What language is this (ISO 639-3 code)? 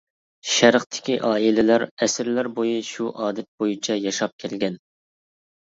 uig